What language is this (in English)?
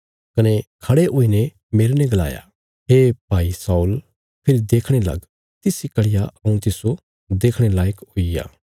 Bilaspuri